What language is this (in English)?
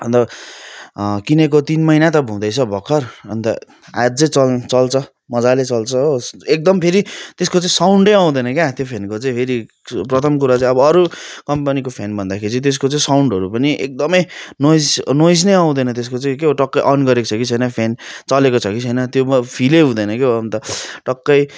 Nepali